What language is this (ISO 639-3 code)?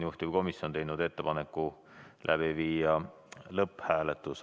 est